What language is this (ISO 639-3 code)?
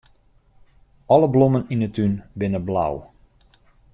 fry